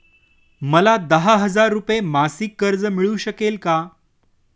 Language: Marathi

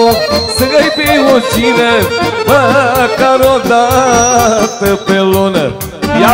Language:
Romanian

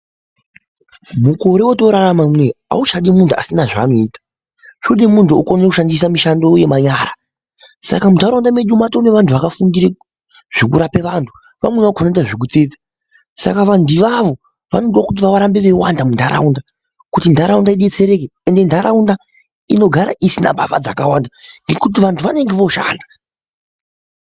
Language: Ndau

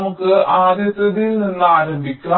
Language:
Malayalam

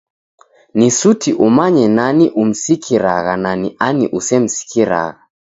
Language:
Taita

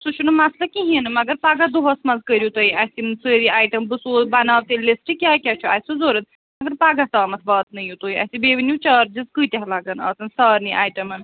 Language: Kashmiri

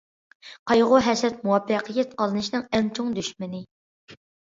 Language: Uyghur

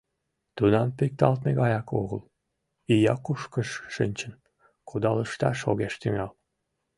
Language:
Mari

